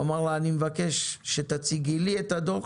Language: Hebrew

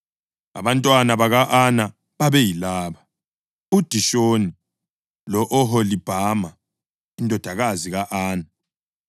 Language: North Ndebele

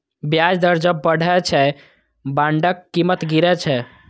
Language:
Maithili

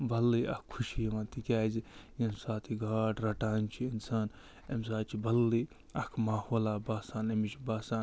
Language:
Kashmiri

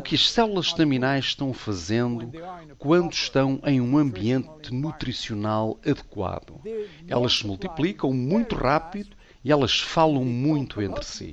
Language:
Portuguese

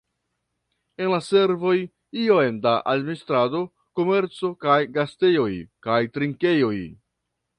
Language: Esperanto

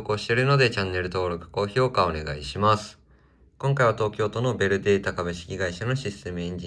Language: Japanese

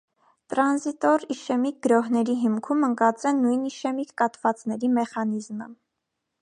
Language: Armenian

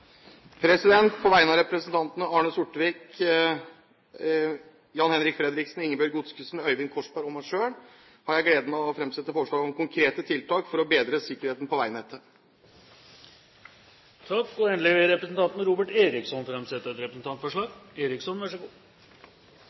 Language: Norwegian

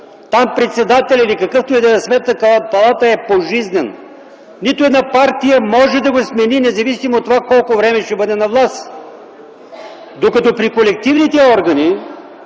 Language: Bulgarian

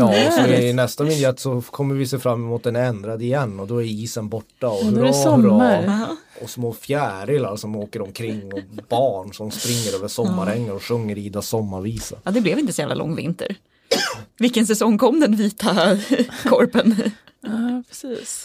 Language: Swedish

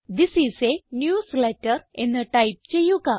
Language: Malayalam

